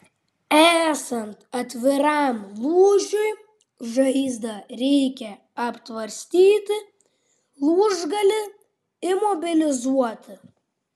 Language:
Lithuanian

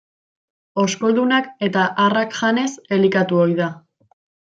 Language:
Basque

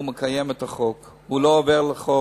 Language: Hebrew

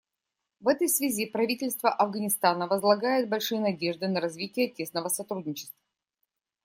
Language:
Russian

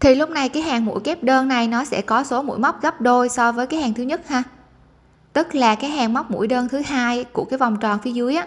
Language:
Vietnamese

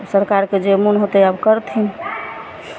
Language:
Maithili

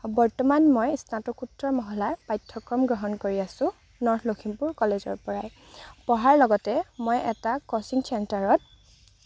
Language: Assamese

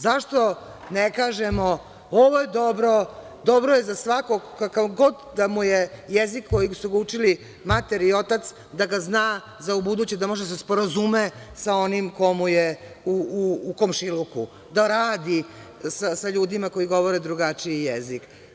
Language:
Serbian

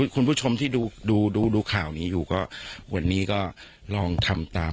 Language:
Thai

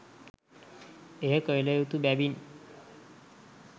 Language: Sinhala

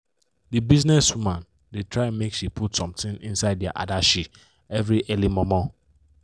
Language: Nigerian Pidgin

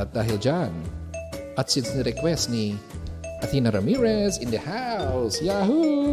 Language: Filipino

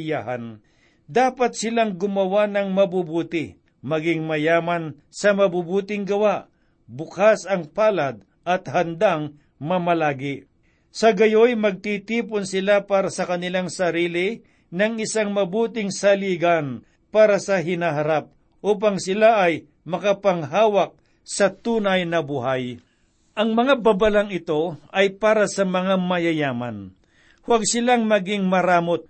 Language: Filipino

